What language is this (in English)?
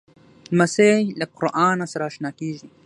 Pashto